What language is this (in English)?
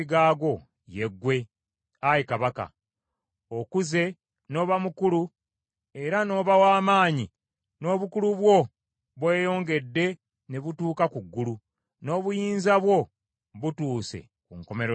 Ganda